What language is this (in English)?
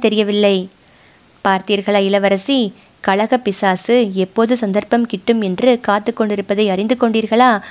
Tamil